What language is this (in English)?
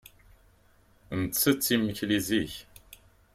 Kabyle